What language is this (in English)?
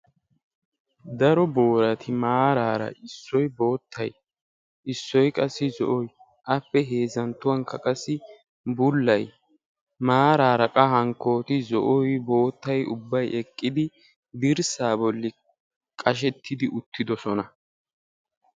Wolaytta